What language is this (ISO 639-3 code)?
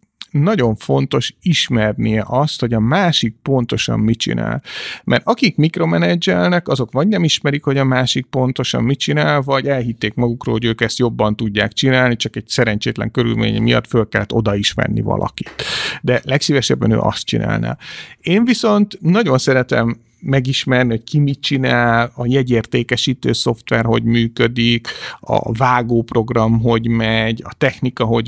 hun